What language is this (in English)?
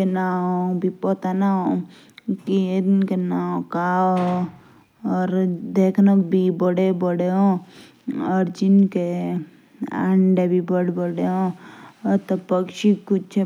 Jaunsari